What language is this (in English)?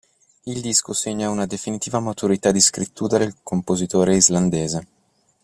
Italian